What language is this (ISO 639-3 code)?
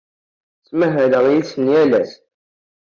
kab